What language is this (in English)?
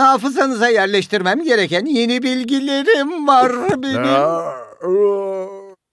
Turkish